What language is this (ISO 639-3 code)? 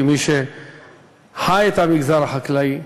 heb